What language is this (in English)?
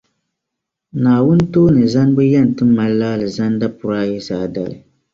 Dagbani